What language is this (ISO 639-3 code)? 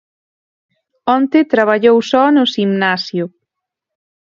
glg